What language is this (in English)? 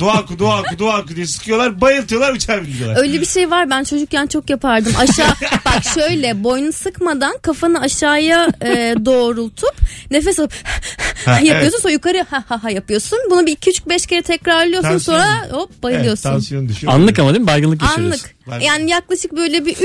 Turkish